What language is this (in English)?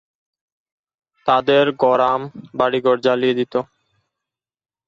Bangla